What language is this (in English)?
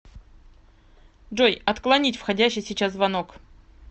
Russian